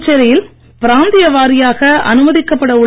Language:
Tamil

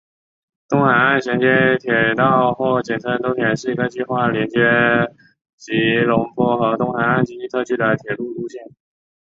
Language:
Chinese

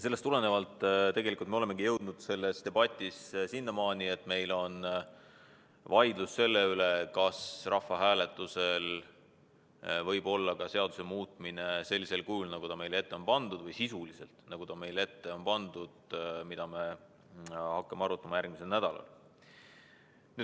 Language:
Estonian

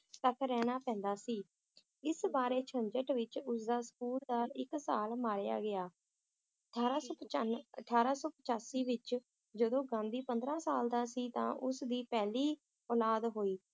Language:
Punjabi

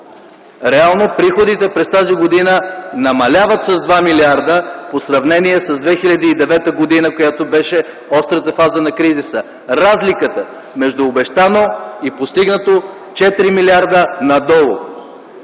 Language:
Bulgarian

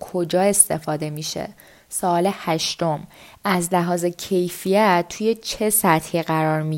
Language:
Persian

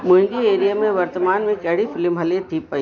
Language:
Sindhi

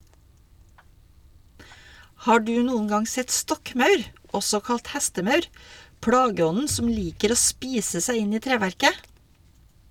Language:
Norwegian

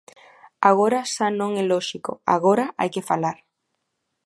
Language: Galician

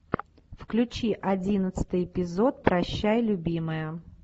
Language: Russian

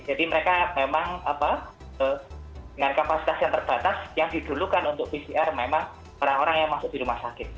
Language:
Indonesian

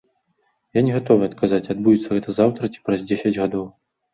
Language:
Belarusian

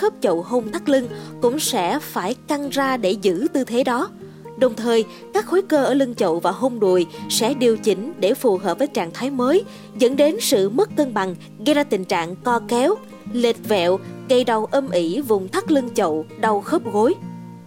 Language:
Vietnamese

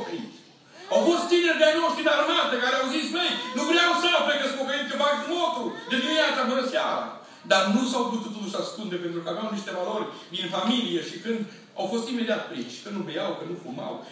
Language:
Romanian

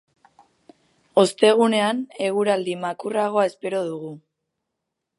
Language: Basque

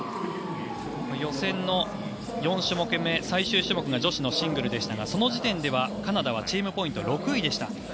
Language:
Japanese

